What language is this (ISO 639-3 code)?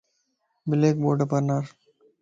lss